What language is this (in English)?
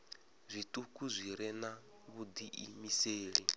Venda